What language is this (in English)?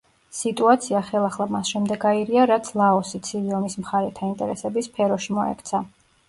Georgian